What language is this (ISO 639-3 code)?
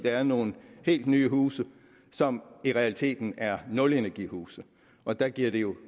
dan